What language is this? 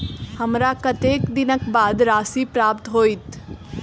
Maithili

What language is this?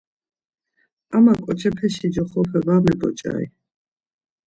Laz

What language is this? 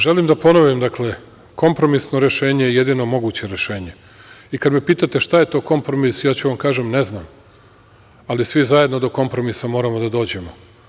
Serbian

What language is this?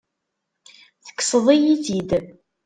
Kabyle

